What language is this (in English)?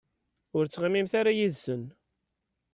Kabyle